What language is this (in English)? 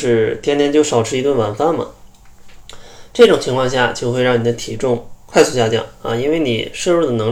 Chinese